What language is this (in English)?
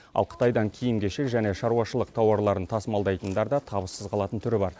Kazakh